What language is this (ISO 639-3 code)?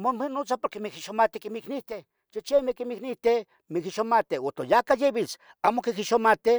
nhg